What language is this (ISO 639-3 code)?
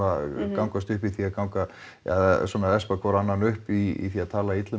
isl